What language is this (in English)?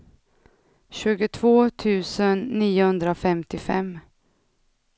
Swedish